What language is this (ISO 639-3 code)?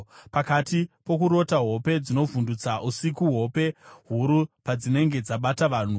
sna